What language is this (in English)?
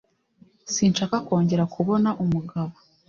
Kinyarwanda